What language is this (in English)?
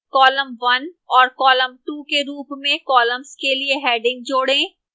Hindi